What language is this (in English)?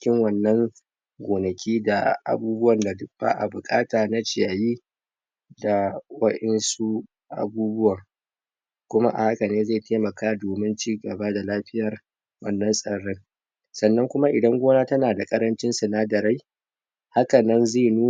Hausa